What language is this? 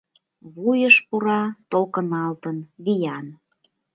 Mari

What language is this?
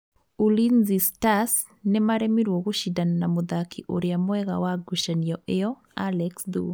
Kikuyu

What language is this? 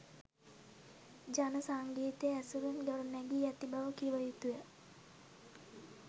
Sinhala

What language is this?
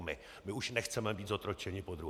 Czech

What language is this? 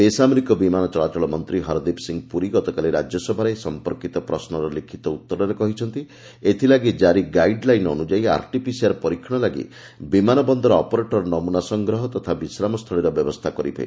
Odia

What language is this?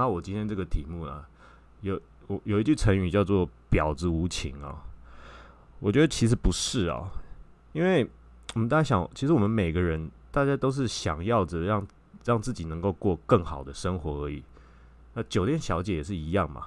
Chinese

